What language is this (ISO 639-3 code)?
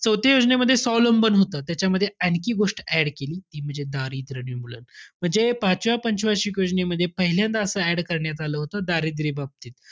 mar